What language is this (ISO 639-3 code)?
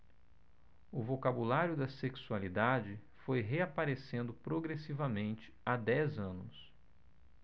por